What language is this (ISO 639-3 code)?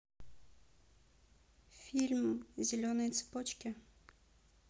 rus